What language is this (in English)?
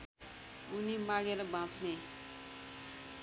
Nepali